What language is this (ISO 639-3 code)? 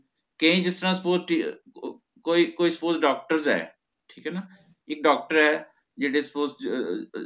pan